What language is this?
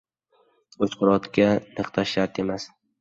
Uzbek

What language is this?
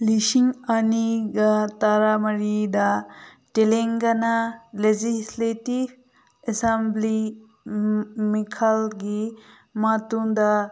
Manipuri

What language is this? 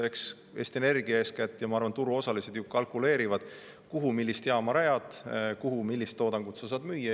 Estonian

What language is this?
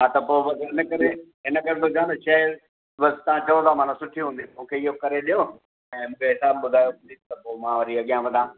Sindhi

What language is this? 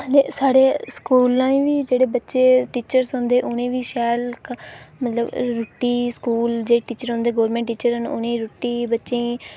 Dogri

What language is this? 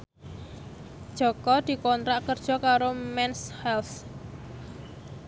Javanese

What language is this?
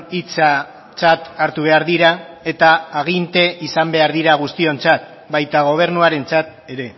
Basque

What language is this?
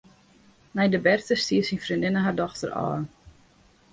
Western Frisian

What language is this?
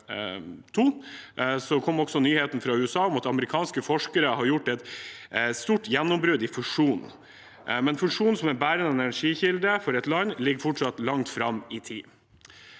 Norwegian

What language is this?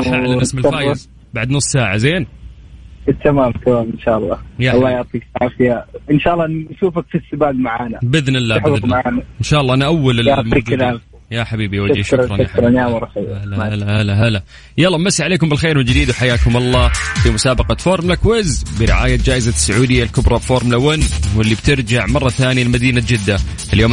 Arabic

